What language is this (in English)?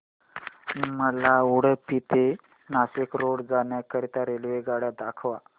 Marathi